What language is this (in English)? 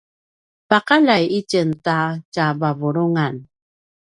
Paiwan